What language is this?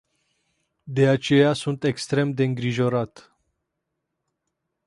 Romanian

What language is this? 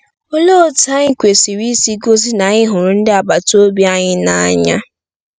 Igbo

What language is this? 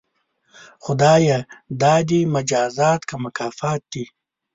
Pashto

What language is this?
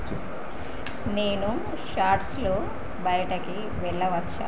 Telugu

